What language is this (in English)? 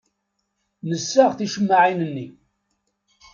Kabyle